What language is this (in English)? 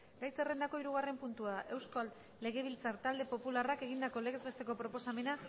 Basque